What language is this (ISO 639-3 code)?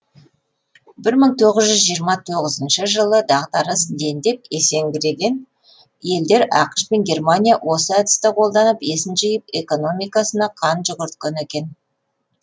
kaz